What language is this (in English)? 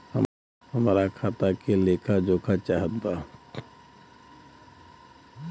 Bhojpuri